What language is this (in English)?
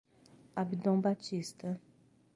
Portuguese